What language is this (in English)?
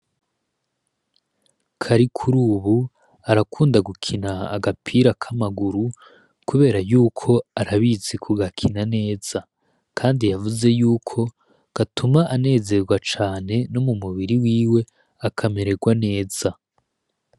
Rundi